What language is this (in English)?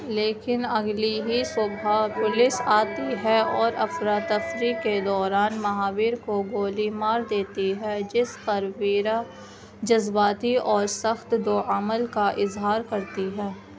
Urdu